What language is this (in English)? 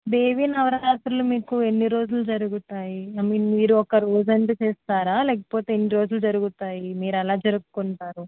Telugu